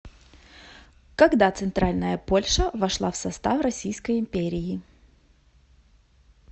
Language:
Russian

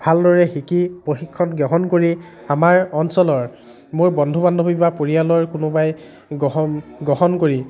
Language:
Assamese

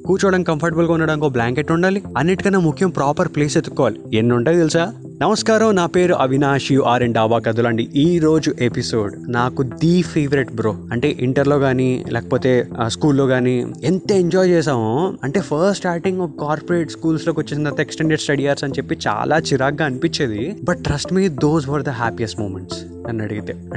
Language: Telugu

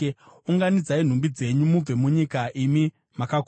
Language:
Shona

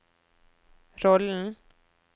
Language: Norwegian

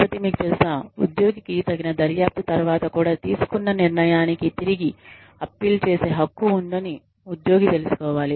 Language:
Telugu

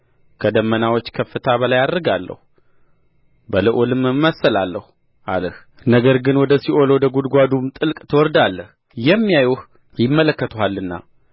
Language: Amharic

